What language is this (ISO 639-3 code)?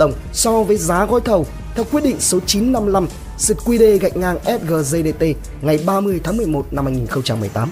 vie